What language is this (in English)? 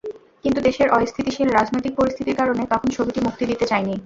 Bangla